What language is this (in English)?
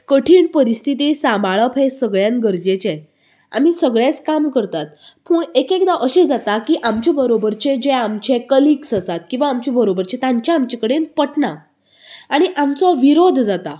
Konkani